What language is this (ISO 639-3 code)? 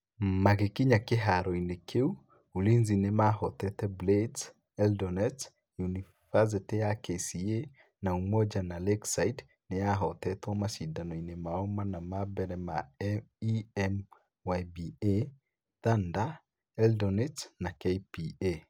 kik